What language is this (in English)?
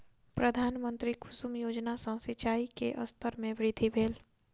Maithili